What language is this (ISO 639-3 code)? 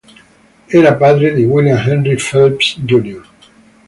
ita